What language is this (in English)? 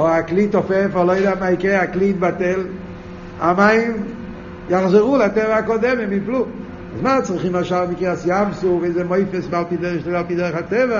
Hebrew